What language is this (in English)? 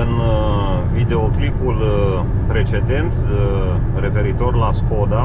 Romanian